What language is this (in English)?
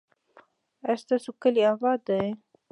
Pashto